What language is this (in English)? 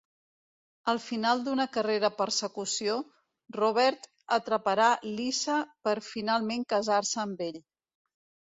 Catalan